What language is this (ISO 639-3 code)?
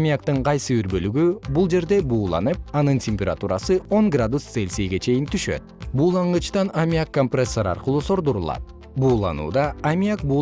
kir